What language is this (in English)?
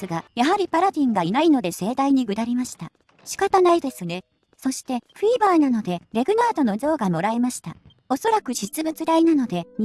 Japanese